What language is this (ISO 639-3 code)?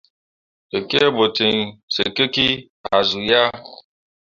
mua